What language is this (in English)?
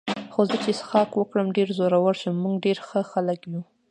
Pashto